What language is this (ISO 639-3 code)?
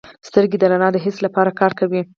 pus